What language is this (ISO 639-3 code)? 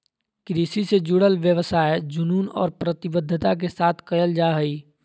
mag